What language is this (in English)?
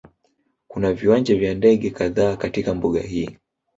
Swahili